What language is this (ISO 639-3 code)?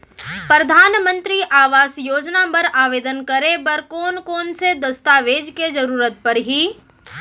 hne